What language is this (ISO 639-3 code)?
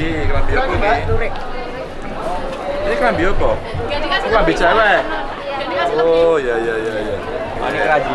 ind